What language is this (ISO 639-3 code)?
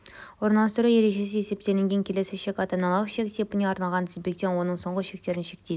kaz